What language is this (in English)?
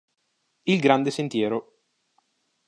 Italian